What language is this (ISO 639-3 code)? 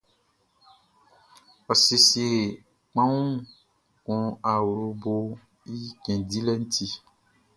bci